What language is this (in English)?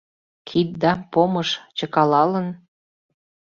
Mari